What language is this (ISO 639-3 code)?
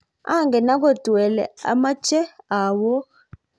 kln